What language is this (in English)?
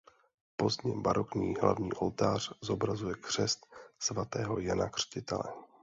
Czech